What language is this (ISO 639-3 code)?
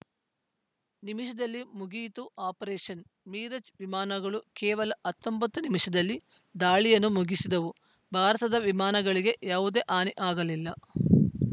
kan